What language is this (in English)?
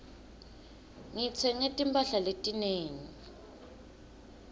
Swati